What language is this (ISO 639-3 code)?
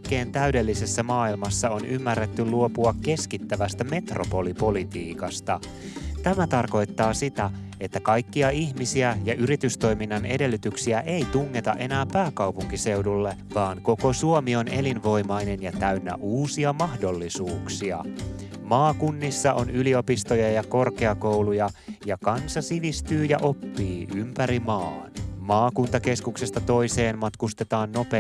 fin